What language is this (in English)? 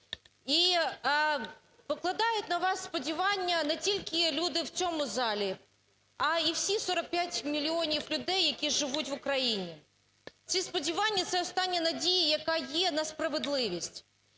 Ukrainian